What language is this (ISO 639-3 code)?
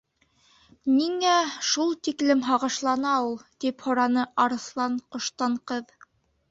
bak